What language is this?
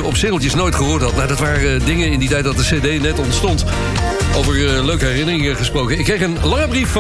Dutch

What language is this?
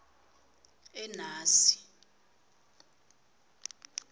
Swati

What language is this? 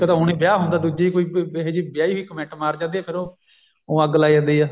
Punjabi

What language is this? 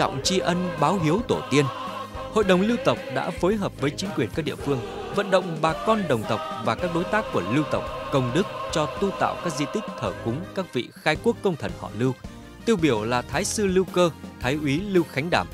Vietnamese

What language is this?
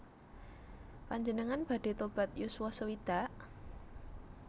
Javanese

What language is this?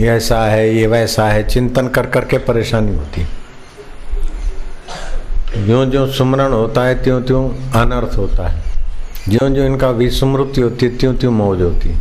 Hindi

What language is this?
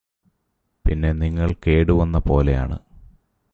Malayalam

